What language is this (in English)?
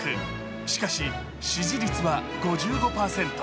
Japanese